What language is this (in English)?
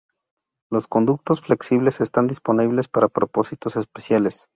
Spanish